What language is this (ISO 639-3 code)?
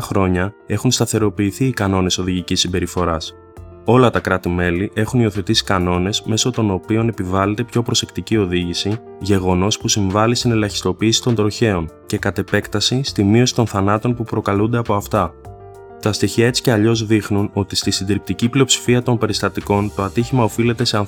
ell